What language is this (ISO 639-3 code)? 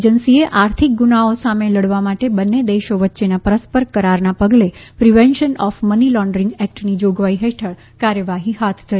guj